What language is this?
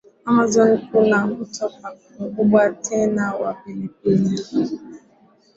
Swahili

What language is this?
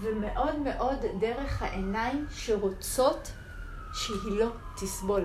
Hebrew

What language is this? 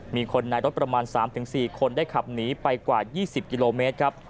Thai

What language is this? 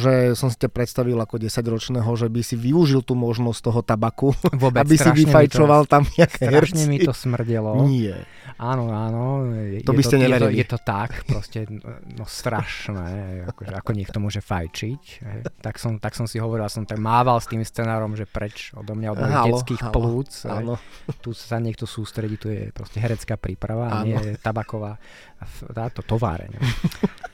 Slovak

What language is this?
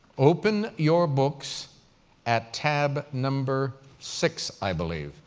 English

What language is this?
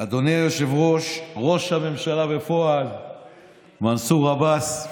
Hebrew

